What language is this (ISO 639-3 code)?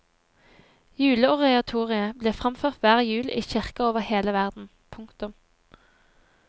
nor